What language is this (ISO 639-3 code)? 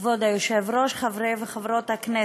heb